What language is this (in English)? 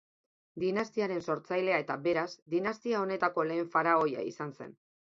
Basque